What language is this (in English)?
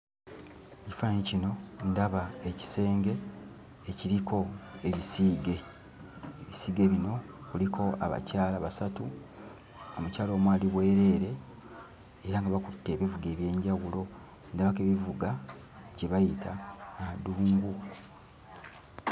Ganda